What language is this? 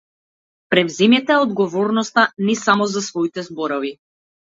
Macedonian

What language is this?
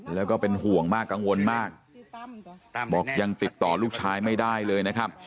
Thai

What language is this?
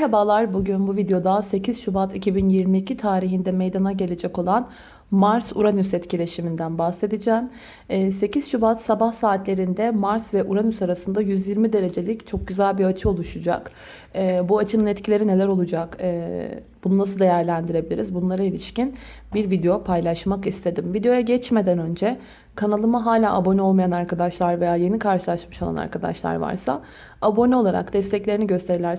Turkish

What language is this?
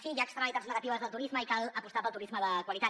Catalan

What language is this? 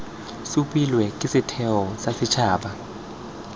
Tswana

